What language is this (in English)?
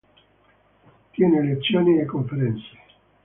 Italian